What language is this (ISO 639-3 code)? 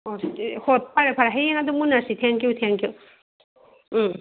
mni